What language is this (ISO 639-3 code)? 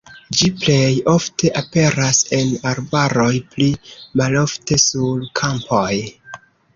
epo